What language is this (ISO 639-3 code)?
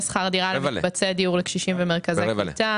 heb